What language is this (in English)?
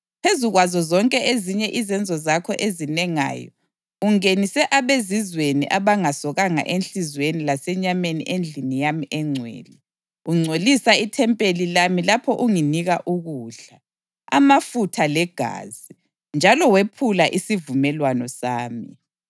North Ndebele